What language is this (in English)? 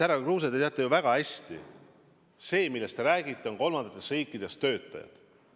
Estonian